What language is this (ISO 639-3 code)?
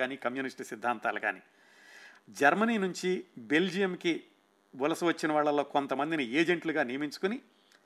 tel